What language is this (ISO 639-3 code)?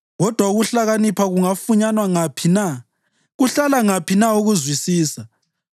nde